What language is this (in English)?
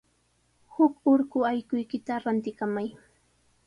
Sihuas Ancash Quechua